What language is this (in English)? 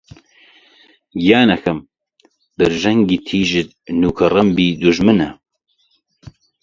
Central Kurdish